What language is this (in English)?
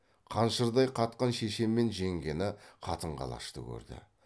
Kazakh